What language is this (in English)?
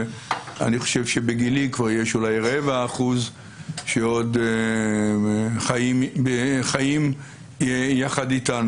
Hebrew